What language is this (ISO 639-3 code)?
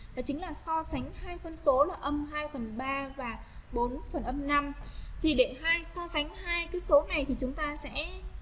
vie